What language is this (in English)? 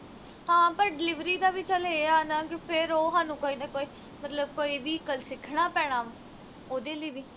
Punjabi